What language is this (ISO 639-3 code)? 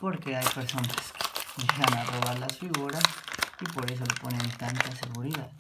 spa